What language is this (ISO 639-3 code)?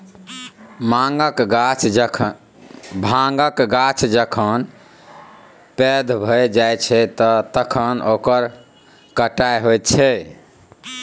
mai